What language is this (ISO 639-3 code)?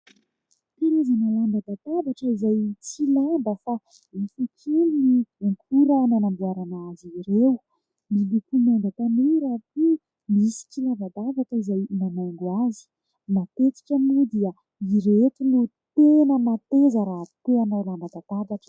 mlg